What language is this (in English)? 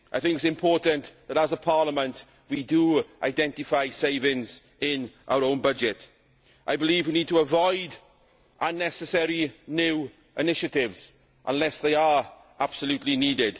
English